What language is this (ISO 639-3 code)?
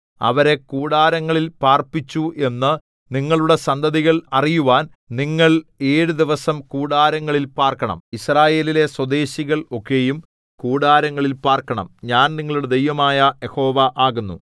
mal